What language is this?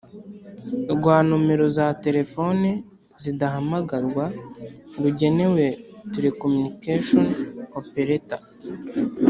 Kinyarwanda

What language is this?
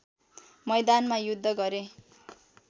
Nepali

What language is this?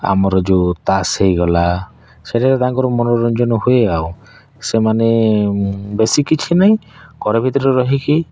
Odia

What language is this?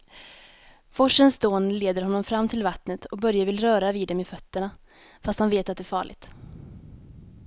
Swedish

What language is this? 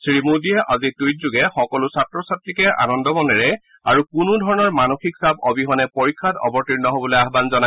Assamese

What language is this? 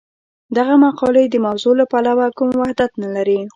Pashto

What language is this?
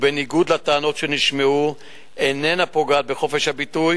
Hebrew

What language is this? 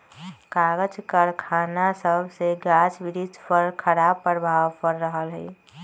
Magahi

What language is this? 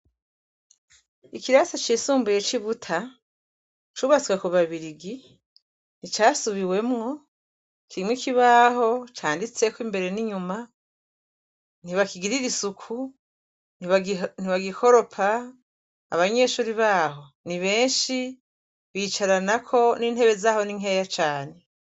Rundi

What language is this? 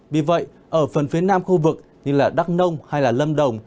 Vietnamese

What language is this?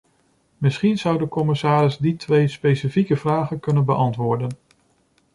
Dutch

